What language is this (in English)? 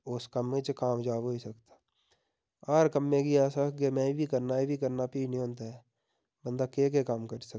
Dogri